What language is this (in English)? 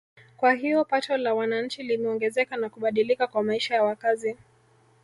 Swahili